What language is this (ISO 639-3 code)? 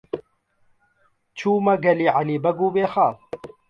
ckb